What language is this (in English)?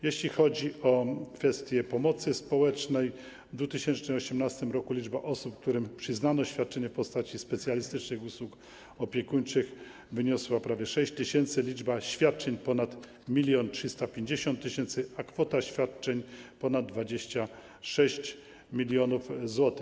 Polish